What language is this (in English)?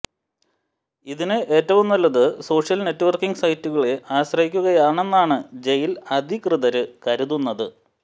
Malayalam